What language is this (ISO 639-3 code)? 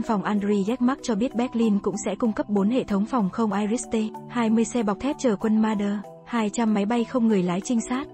vie